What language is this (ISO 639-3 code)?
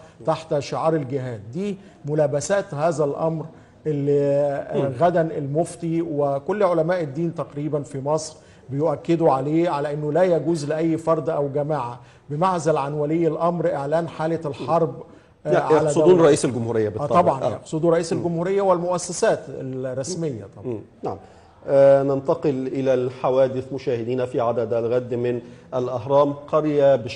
ara